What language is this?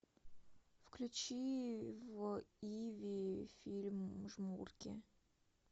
Russian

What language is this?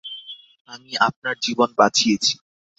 Bangla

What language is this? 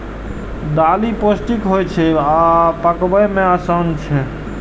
Maithili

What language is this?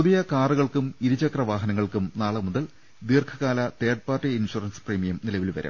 Malayalam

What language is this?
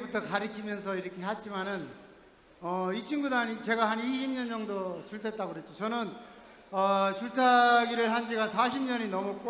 Korean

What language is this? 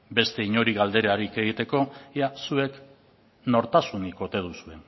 Basque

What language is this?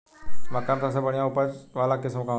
Bhojpuri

